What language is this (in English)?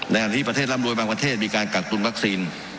Thai